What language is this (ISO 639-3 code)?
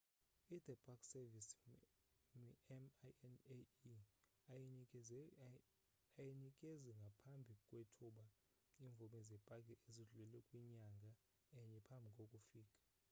xho